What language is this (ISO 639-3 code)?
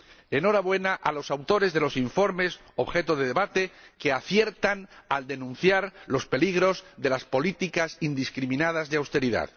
spa